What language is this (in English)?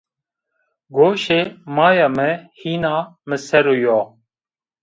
Zaza